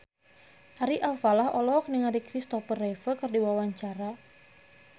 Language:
Sundanese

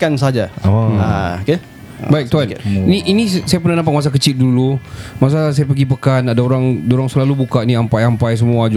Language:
Malay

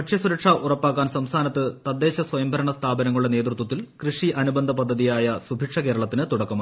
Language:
Malayalam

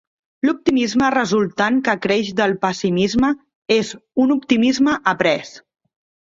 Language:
Catalan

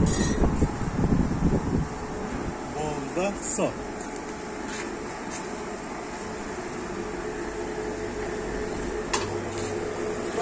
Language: Turkish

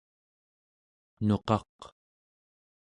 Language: Central Yupik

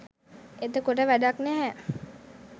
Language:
Sinhala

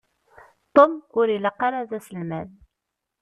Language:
Kabyle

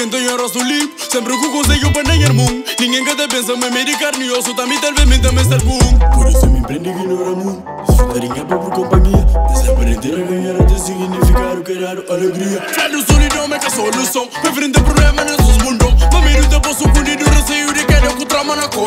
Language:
Romanian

